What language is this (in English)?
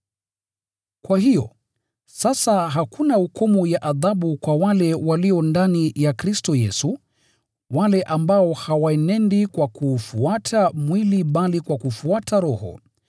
Swahili